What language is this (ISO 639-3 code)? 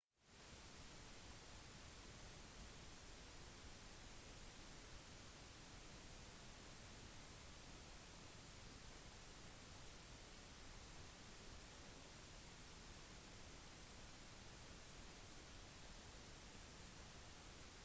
nob